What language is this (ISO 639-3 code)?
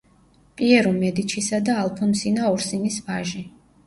kat